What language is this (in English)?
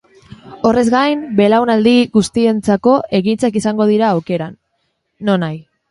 Basque